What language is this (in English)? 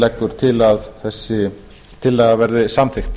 Icelandic